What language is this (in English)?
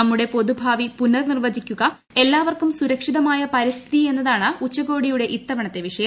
Malayalam